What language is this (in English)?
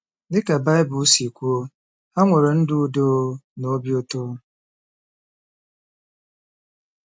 Igbo